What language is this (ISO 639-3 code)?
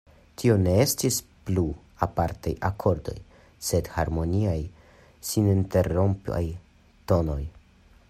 epo